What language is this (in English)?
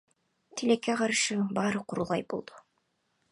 Kyrgyz